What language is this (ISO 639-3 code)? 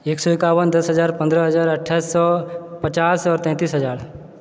mai